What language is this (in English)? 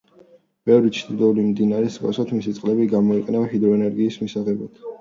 Georgian